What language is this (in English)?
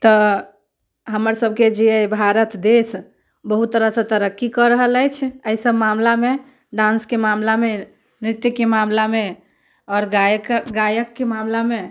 Maithili